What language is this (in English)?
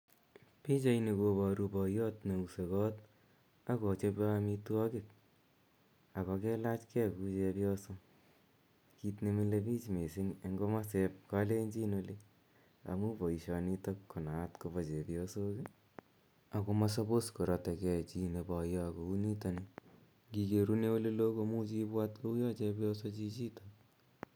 Kalenjin